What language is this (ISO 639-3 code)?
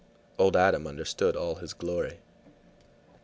eng